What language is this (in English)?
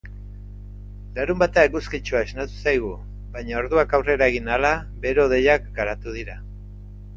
Basque